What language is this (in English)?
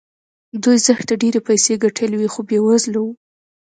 Pashto